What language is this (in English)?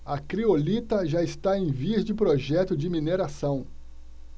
Portuguese